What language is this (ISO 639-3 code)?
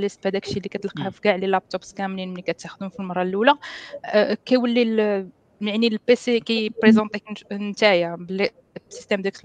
ara